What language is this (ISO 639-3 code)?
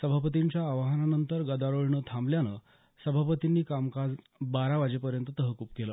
mar